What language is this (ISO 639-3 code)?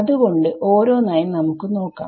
mal